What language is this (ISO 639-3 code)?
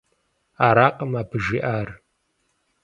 kbd